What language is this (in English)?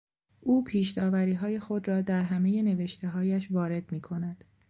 Persian